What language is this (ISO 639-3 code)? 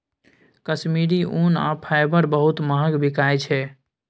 mai